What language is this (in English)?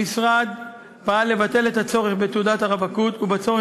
Hebrew